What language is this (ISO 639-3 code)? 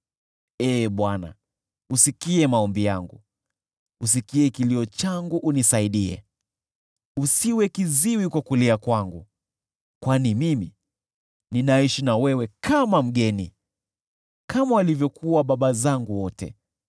swa